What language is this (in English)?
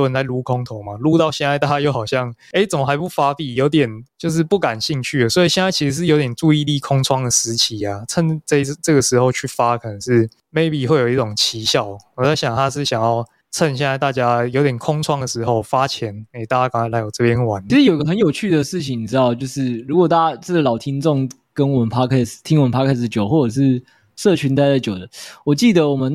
Chinese